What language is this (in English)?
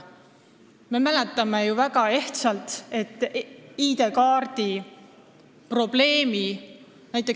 Estonian